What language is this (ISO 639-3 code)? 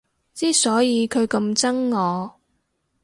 yue